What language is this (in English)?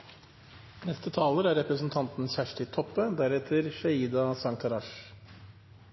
Norwegian Bokmål